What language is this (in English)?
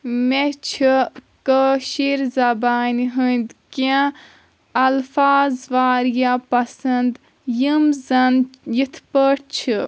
Kashmiri